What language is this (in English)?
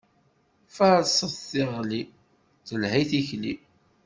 Kabyle